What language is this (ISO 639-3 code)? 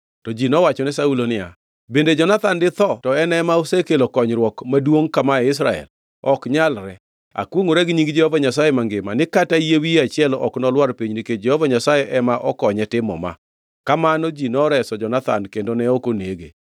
luo